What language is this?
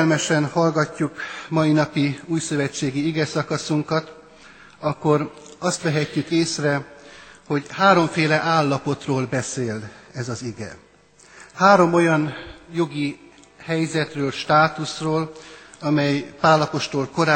Hungarian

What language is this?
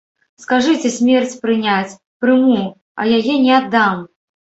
Belarusian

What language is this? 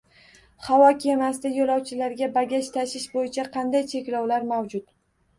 Uzbek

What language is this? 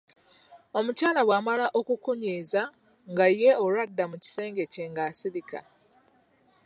Ganda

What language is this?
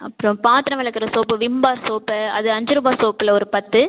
Tamil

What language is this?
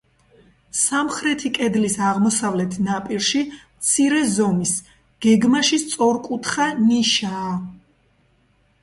Georgian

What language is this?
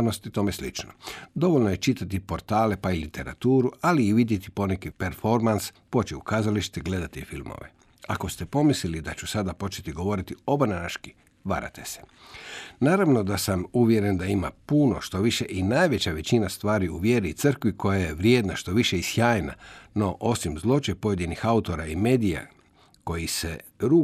Croatian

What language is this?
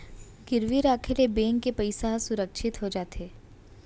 Chhattisgarhi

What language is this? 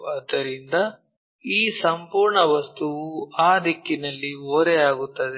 Kannada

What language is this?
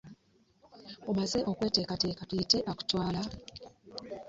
Ganda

